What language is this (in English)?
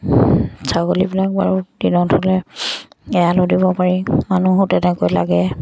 Assamese